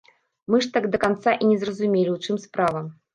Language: Belarusian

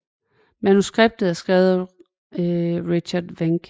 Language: Danish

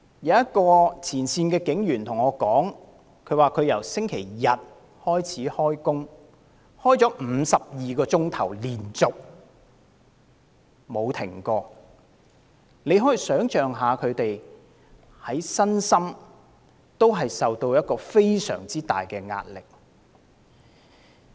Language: Cantonese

